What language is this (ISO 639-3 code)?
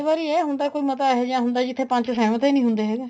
pan